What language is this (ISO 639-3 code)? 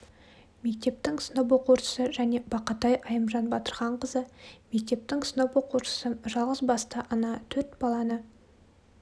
kaz